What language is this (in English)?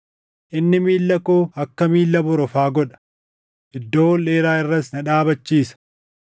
Oromo